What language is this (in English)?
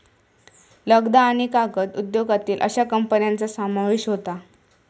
Marathi